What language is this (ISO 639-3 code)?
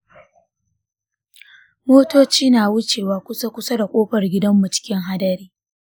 hau